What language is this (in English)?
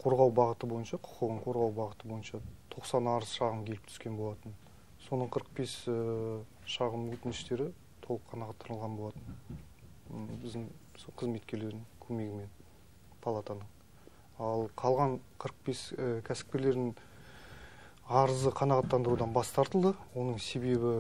Turkish